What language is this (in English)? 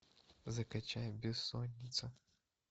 Russian